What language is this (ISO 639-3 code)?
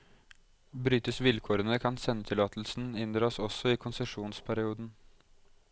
nor